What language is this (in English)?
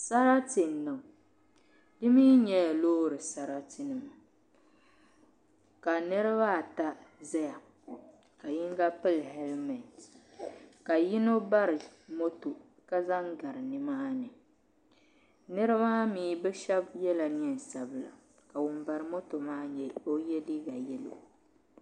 Dagbani